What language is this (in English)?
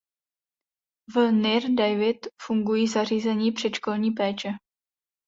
Czech